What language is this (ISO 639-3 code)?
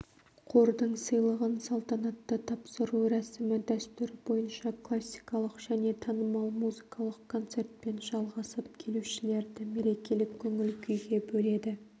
kaz